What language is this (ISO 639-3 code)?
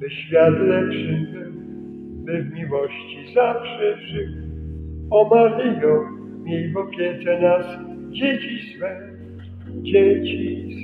pol